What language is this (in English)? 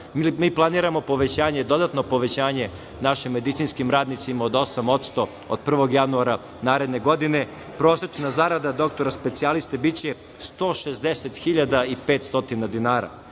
Serbian